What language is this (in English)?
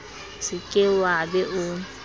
Southern Sotho